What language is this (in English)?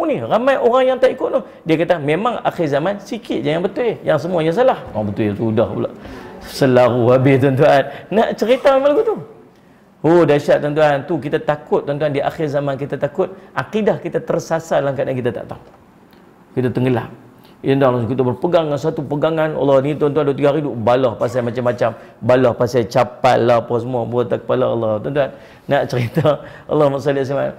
Malay